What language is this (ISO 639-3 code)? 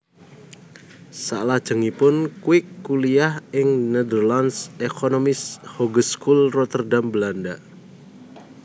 jav